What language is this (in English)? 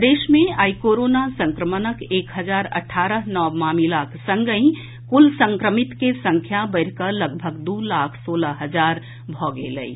Maithili